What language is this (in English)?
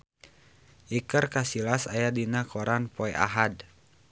Sundanese